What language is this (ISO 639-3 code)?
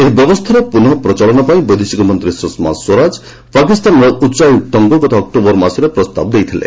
ori